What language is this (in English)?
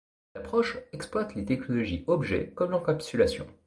French